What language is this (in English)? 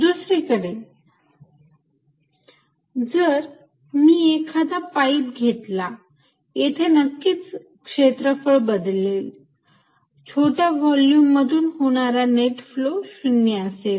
Marathi